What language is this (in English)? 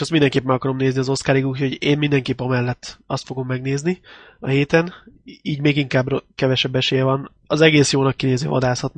Hungarian